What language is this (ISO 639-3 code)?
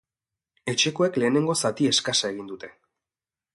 eus